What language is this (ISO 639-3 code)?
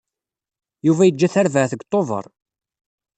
kab